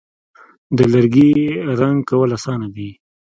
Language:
Pashto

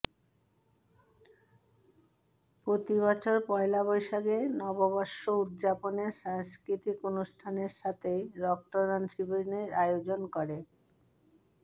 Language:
Bangla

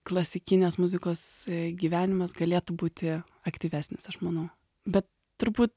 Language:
Lithuanian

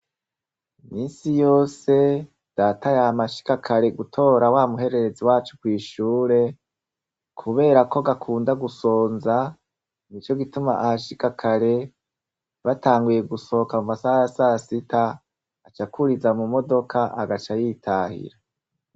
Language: Rundi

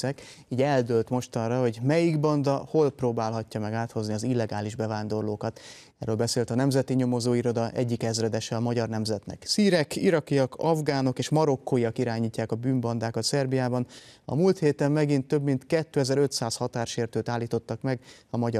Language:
Hungarian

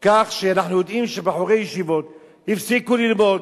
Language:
Hebrew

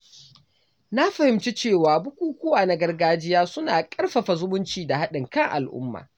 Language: Hausa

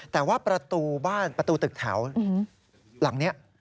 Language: Thai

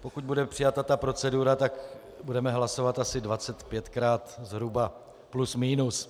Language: Czech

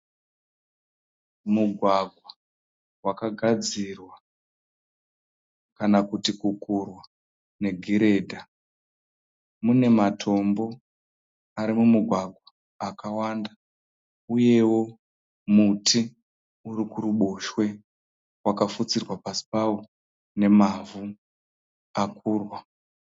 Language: Shona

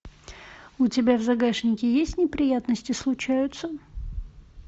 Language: Russian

